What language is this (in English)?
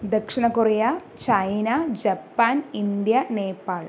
Malayalam